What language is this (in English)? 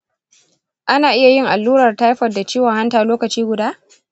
Hausa